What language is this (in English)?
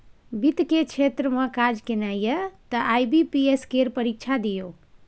Maithili